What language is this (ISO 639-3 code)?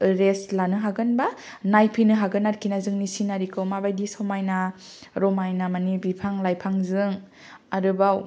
brx